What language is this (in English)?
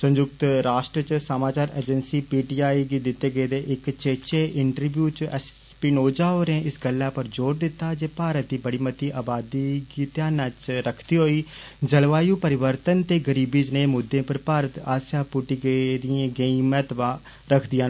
Dogri